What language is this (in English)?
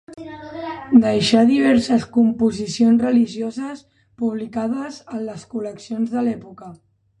Catalan